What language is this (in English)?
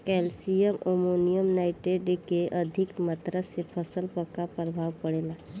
Bhojpuri